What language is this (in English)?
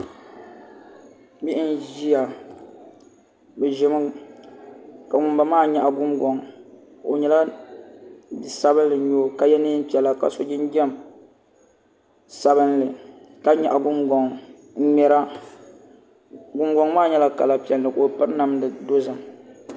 Dagbani